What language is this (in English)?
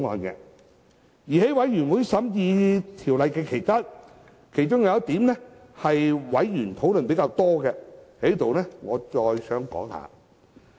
Cantonese